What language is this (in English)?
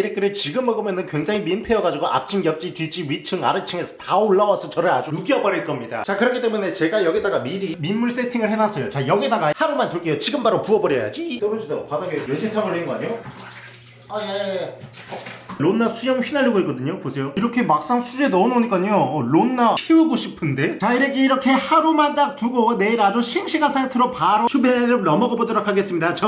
Korean